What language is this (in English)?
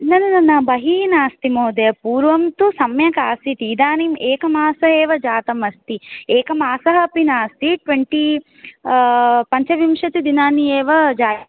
Sanskrit